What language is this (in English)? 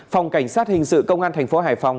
Vietnamese